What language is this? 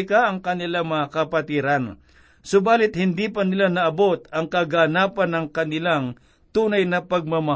Filipino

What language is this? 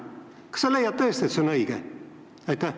Estonian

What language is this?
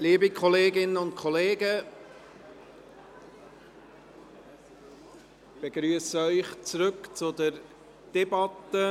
Swiss German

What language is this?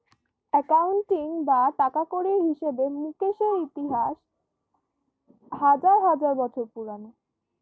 Bangla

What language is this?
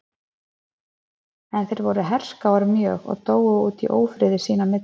Icelandic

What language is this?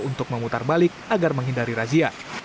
Indonesian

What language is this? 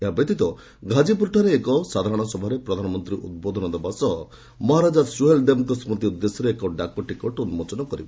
Odia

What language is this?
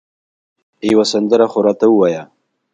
Pashto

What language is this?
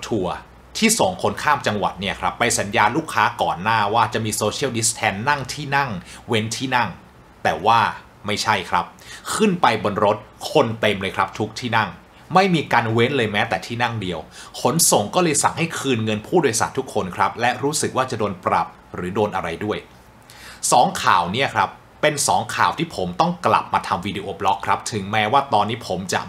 Thai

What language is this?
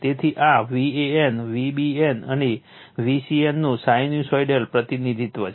Gujarati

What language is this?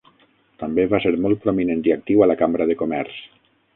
Catalan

